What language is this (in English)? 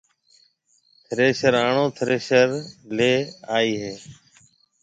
Marwari (Pakistan)